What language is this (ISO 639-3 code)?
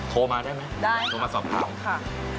tha